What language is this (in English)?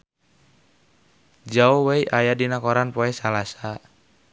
Sundanese